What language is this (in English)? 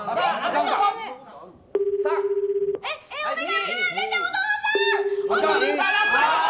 Japanese